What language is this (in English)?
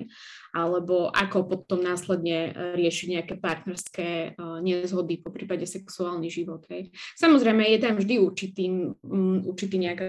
Slovak